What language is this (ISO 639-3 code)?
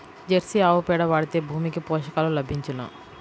tel